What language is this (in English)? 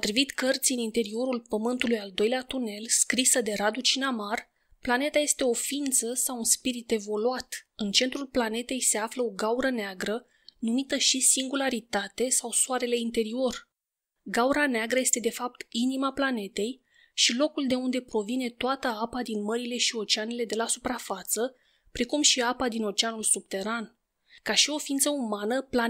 Romanian